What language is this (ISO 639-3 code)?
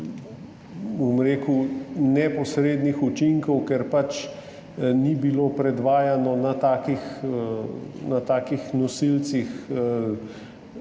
slv